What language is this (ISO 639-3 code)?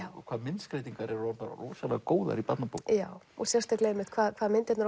isl